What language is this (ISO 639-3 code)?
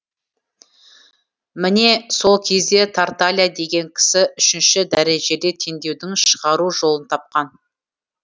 kaz